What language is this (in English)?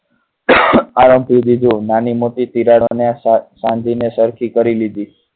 Gujarati